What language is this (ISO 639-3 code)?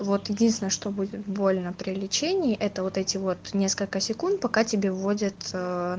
rus